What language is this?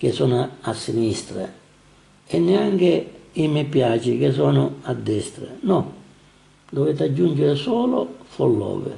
Italian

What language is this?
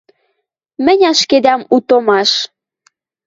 Western Mari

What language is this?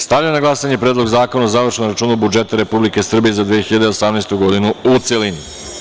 Serbian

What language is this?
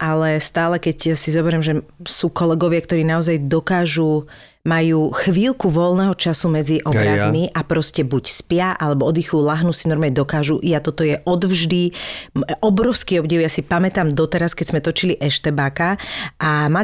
Slovak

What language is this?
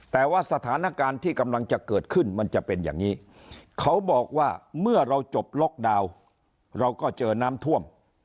Thai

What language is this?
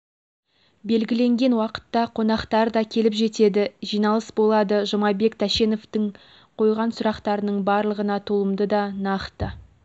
Kazakh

